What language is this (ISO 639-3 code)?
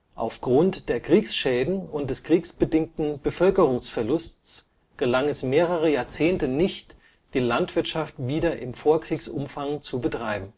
deu